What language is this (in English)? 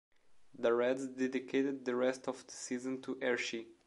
English